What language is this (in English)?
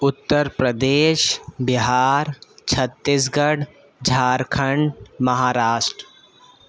Urdu